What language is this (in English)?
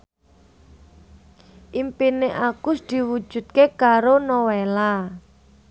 Javanese